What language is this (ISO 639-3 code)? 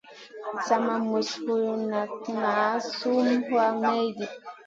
mcn